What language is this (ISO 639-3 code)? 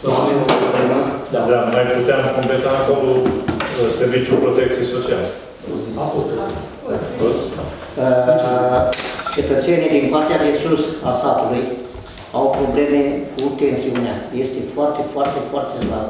ron